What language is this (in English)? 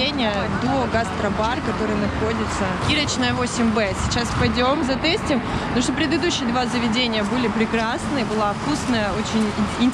Russian